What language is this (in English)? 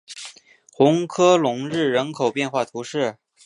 Chinese